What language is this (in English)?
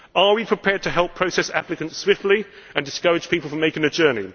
English